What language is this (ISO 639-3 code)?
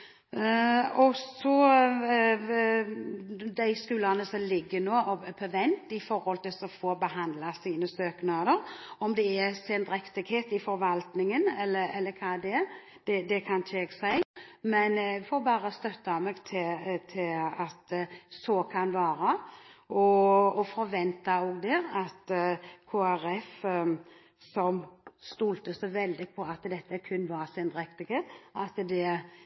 nob